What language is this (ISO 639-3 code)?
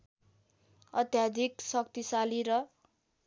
nep